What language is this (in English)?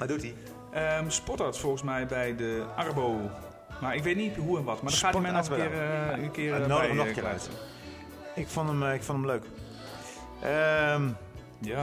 Dutch